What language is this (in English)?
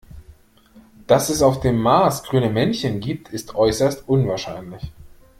German